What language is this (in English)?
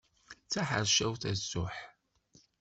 Kabyle